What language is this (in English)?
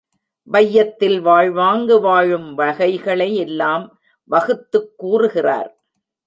Tamil